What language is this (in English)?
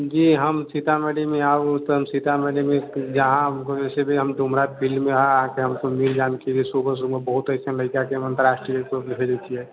Maithili